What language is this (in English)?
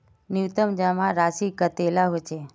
Magahi